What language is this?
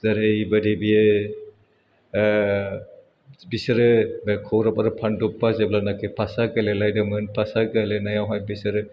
Bodo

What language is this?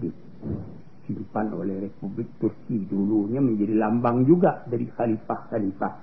Malay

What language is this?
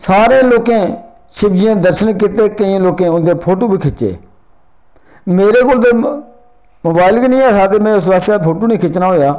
Dogri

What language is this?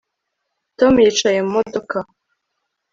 Kinyarwanda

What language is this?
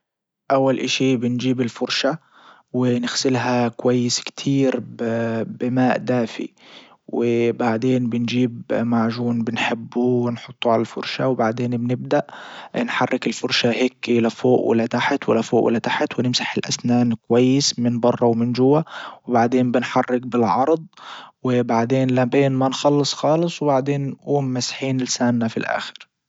Libyan Arabic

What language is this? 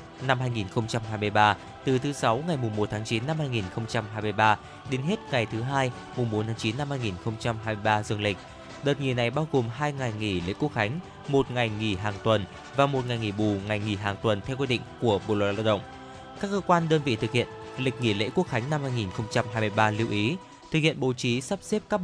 Vietnamese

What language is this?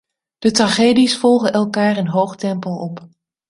Dutch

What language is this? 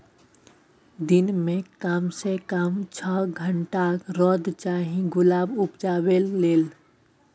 Maithili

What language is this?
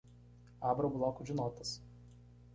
Portuguese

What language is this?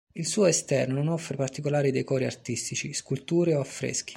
Italian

